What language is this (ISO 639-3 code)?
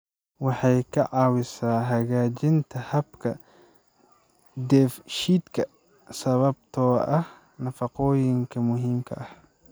som